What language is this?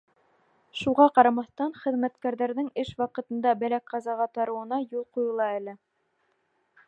Bashkir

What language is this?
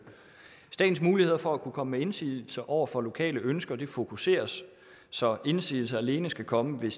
Danish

